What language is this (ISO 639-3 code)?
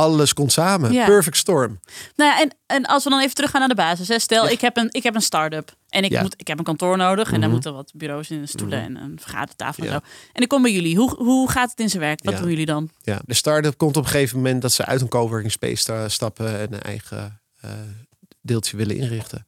nld